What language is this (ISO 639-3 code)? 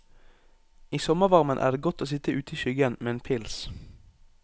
nor